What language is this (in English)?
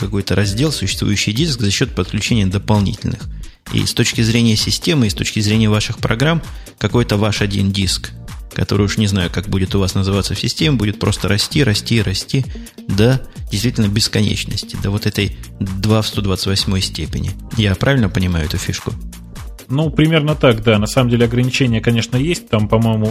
Russian